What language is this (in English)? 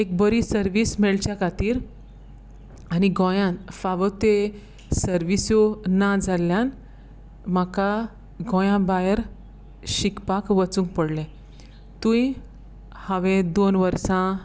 Konkani